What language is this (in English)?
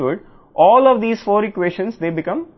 Telugu